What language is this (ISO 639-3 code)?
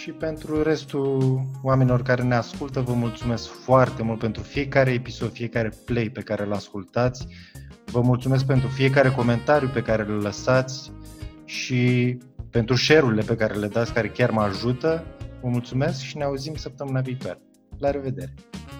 ron